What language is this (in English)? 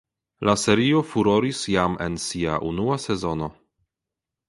Esperanto